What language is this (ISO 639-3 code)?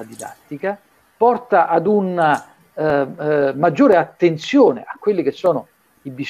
ita